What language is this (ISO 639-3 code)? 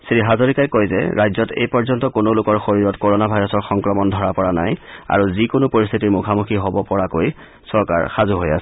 asm